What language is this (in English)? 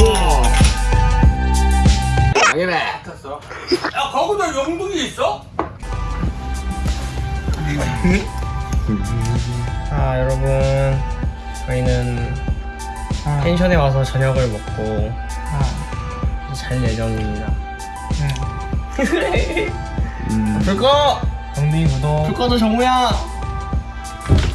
Korean